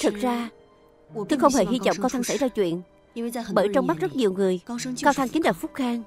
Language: Vietnamese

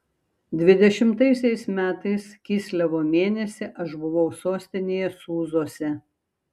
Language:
Lithuanian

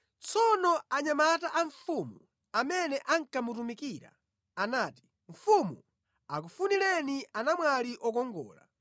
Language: Nyanja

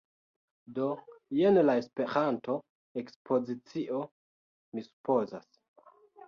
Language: Esperanto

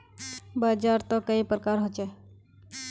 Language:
Magahi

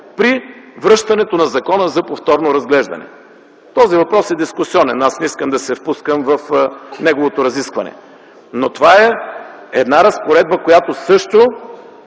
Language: Bulgarian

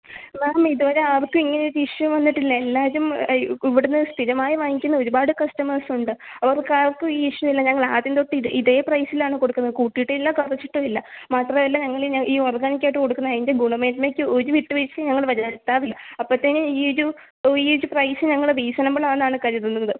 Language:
Malayalam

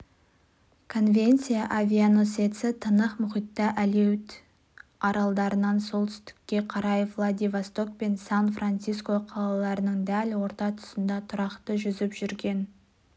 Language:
Kazakh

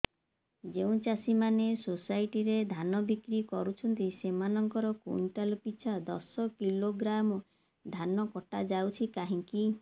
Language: Odia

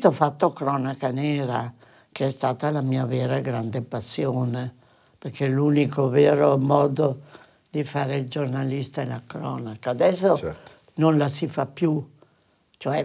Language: Italian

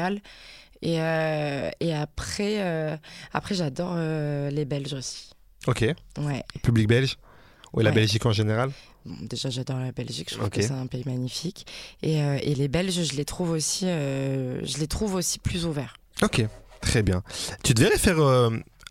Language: French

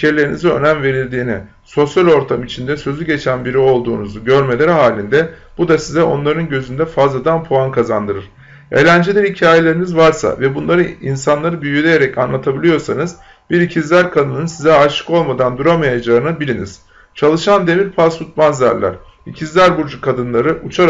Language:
Turkish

